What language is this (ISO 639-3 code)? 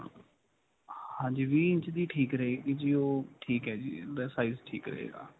pan